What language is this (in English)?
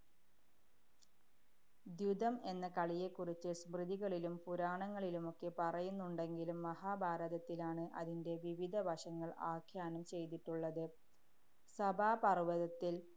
Malayalam